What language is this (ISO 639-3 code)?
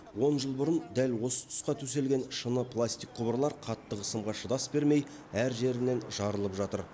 kaz